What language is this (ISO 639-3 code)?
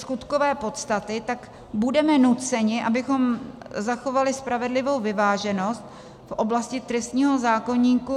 ces